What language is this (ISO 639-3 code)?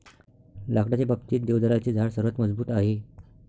mar